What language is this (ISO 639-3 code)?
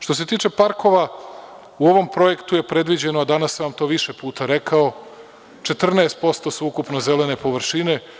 srp